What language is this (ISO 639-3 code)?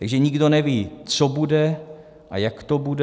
ces